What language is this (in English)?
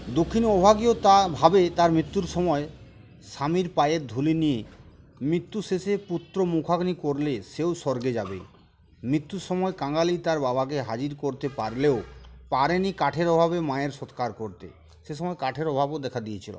Bangla